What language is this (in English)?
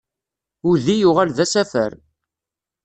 Kabyle